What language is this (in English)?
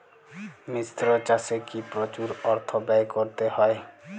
Bangla